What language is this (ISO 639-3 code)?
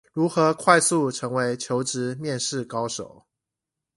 zho